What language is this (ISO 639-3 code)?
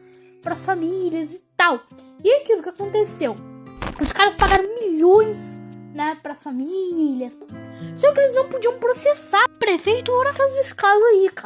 por